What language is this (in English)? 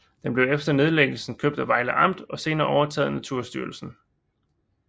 Danish